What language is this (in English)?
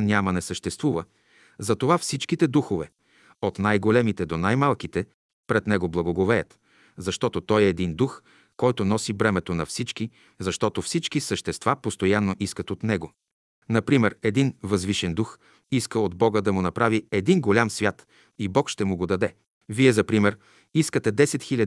Bulgarian